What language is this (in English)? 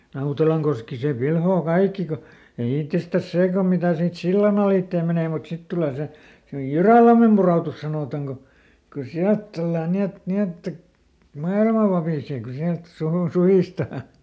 Finnish